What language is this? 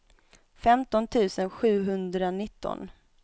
Swedish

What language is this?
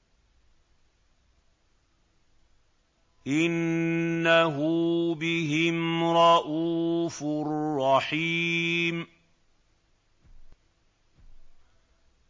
Arabic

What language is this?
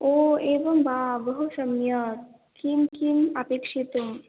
Sanskrit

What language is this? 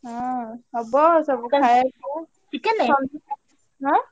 Odia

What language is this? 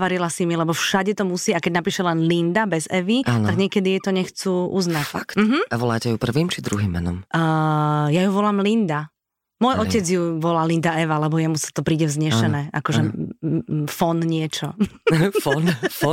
Slovak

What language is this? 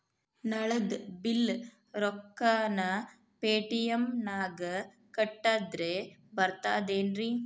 Kannada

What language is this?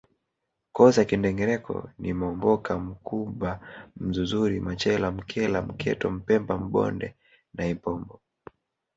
Swahili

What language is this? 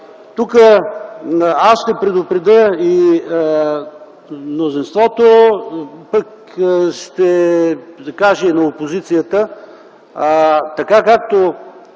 Bulgarian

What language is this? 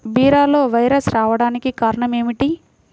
Telugu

